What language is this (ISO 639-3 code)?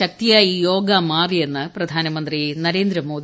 mal